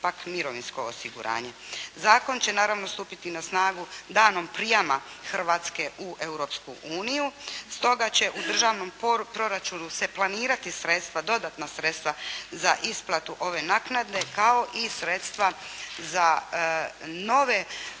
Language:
Croatian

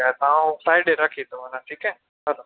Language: Sindhi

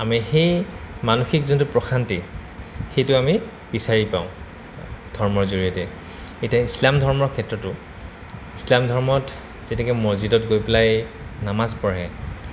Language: Assamese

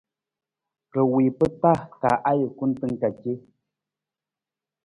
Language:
Nawdm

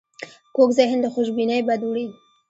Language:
Pashto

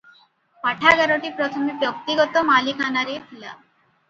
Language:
Odia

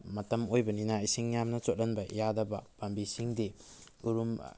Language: Manipuri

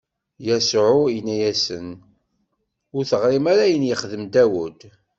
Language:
Kabyle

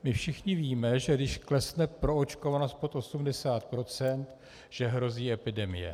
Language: Czech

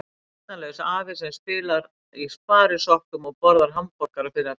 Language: Icelandic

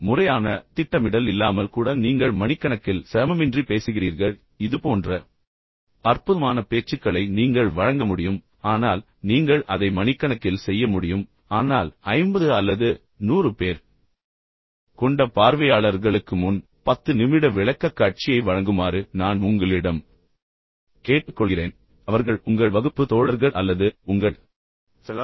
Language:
Tamil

